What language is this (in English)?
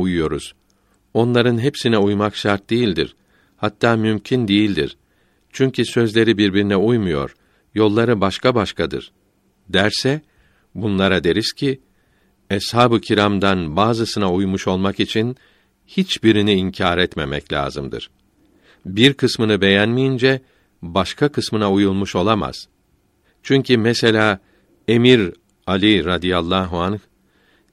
Turkish